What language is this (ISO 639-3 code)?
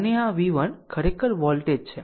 guj